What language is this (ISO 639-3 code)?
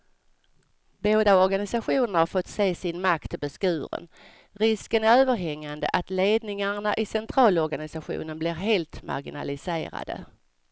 swe